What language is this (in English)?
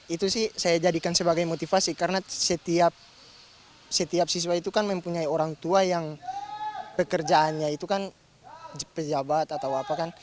Indonesian